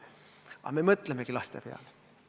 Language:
Estonian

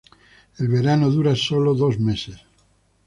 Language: Spanish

